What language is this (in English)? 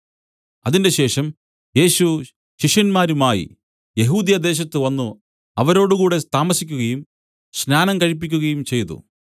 Malayalam